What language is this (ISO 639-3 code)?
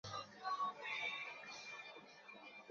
ben